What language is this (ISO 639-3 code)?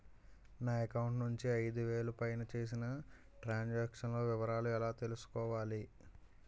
tel